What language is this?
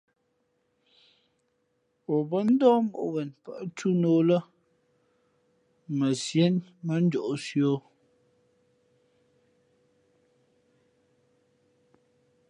Fe'fe'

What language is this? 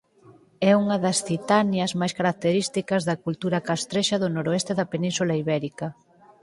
Galician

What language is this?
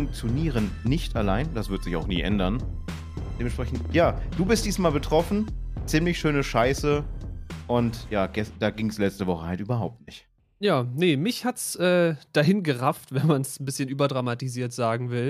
German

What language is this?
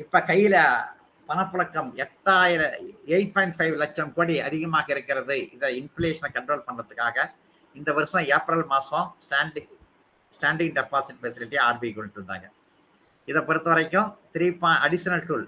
Tamil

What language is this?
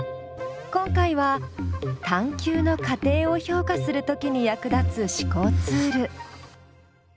Japanese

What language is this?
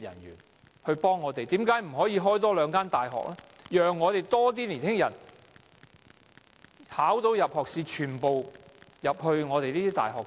Cantonese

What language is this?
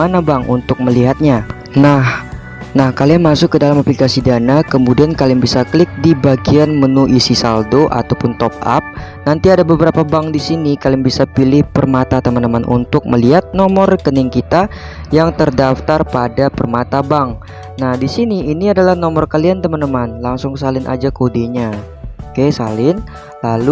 Indonesian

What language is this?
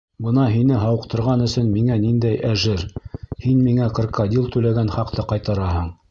Bashkir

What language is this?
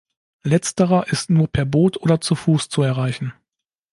German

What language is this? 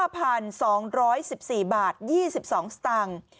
Thai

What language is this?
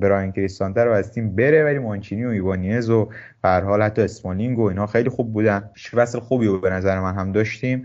Persian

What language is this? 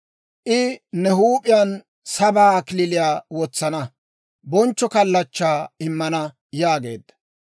Dawro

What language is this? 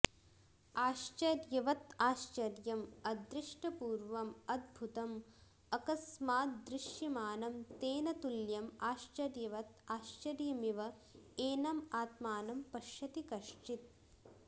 Sanskrit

